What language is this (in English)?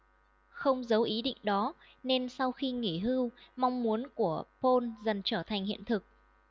Vietnamese